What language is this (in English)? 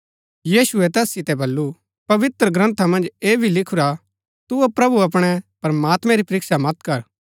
Gaddi